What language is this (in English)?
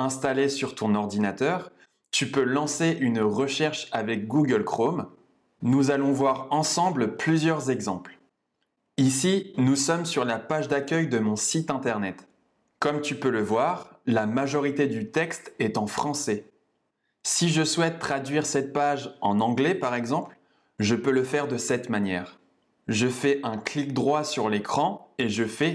French